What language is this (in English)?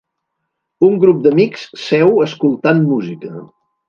Catalan